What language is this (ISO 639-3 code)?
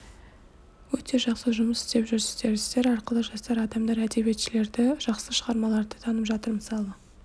kaz